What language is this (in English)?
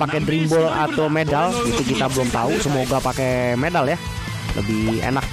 Indonesian